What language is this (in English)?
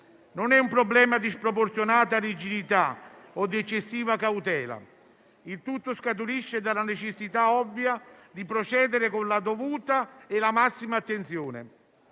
Italian